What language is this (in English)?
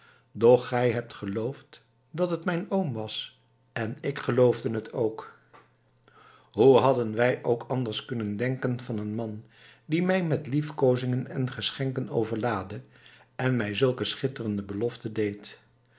Dutch